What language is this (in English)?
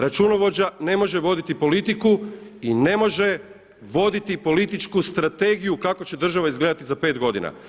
Croatian